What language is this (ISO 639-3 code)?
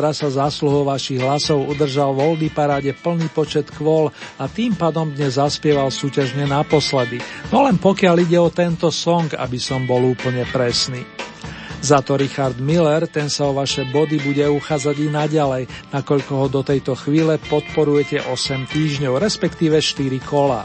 slk